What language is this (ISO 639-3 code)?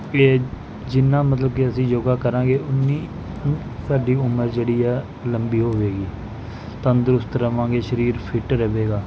pan